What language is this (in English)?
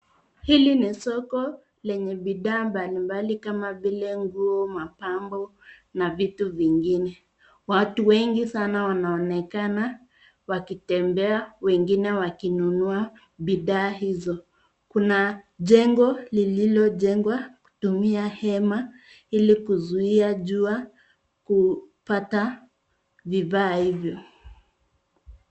Swahili